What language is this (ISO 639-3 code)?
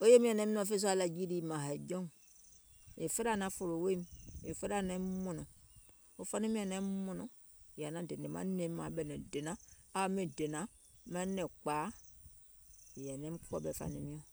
gol